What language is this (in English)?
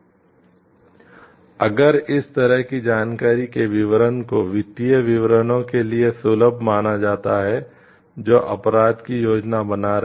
Hindi